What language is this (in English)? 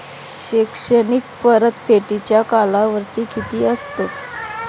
Marathi